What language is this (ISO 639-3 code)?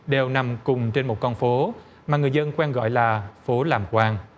vie